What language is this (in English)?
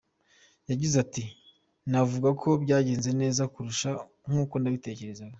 Kinyarwanda